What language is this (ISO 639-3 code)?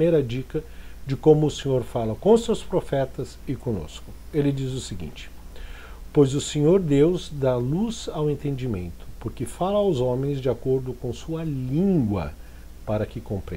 por